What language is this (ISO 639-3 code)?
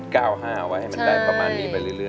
tha